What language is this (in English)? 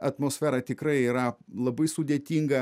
Lithuanian